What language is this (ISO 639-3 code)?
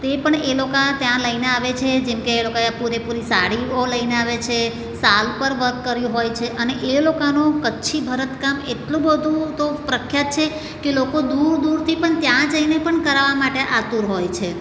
guj